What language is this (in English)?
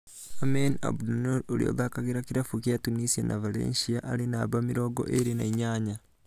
Kikuyu